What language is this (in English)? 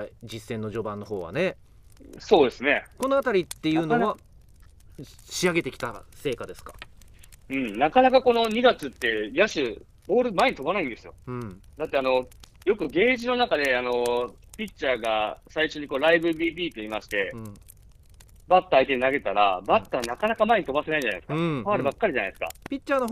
Japanese